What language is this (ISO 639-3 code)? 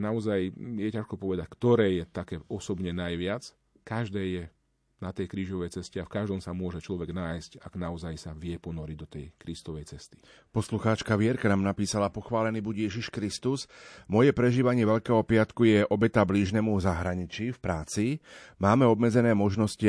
slk